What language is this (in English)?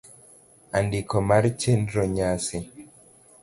Luo (Kenya and Tanzania)